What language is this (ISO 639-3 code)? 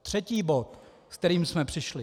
ces